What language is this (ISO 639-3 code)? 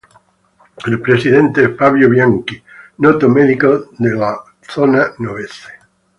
ita